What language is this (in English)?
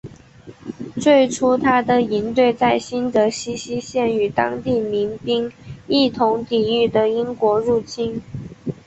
Chinese